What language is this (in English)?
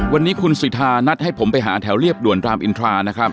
Thai